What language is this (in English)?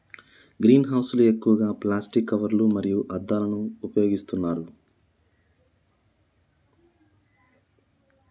Telugu